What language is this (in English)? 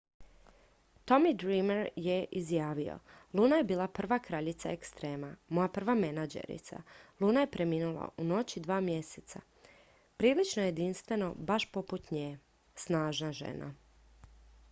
Croatian